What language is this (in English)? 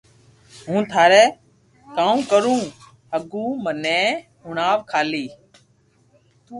Loarki